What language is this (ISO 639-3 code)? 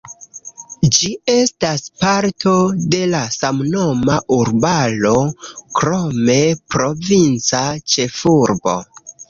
epo